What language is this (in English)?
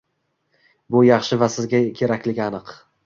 Uzbek